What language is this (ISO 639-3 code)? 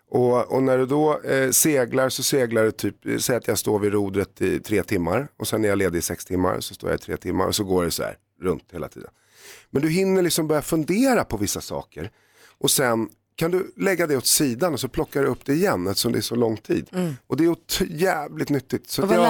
swe